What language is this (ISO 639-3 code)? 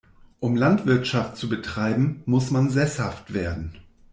deu